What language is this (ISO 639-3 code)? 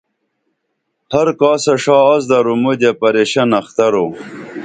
dml